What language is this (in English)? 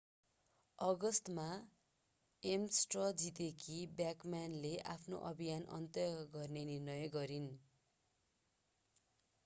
Nepali